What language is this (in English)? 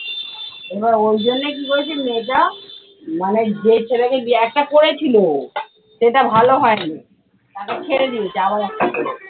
Bangla